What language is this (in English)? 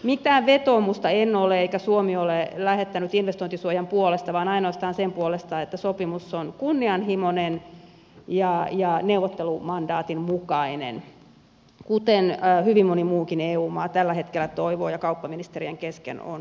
Finnish